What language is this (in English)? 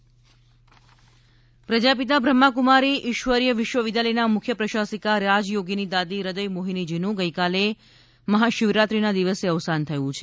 Gujarati